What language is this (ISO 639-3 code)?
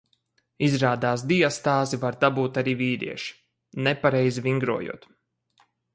lav